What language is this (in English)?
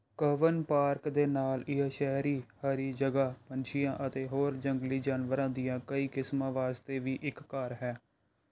Punjabi